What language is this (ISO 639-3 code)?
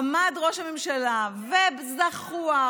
heb